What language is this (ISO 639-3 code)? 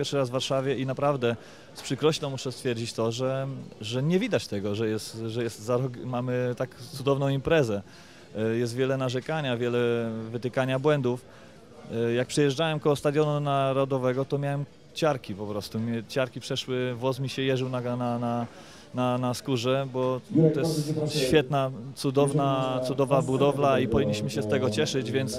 pol